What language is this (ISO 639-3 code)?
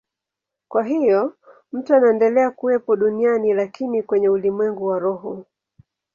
swa